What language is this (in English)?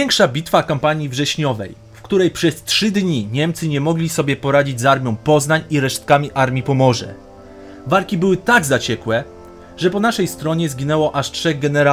Polish